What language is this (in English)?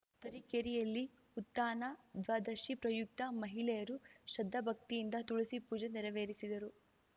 Kannada